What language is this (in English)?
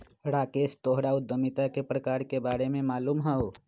Magahi